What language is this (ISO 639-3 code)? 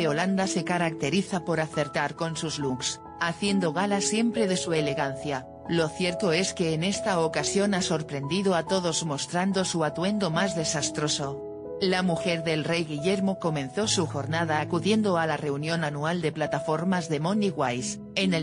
spa